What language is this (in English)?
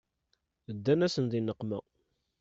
Kabyle